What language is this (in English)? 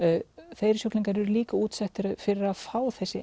Icelandic